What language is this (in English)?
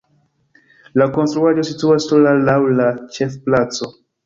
Esperanto